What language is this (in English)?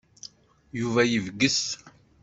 Kabyle